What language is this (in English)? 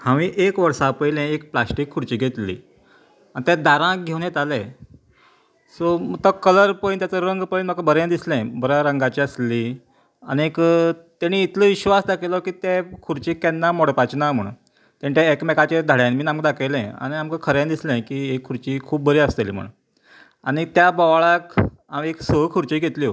Konkani